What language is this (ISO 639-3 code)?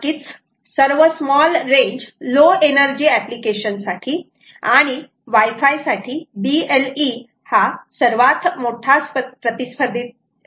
mar